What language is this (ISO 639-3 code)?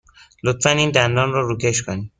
fas